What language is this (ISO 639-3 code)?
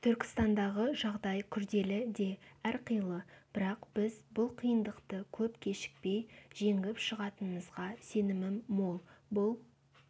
kaz